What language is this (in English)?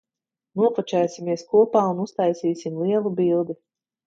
Latvian